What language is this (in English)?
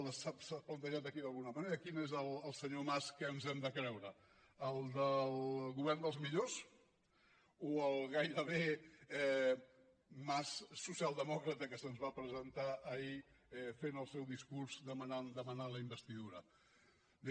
Catalan